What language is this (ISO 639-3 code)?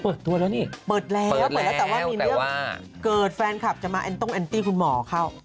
tha